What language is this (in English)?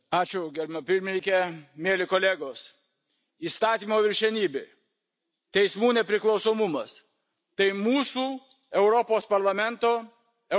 Lithuanian